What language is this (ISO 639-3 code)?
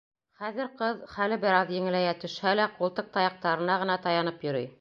bak